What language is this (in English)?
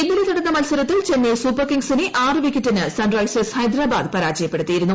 Malayalam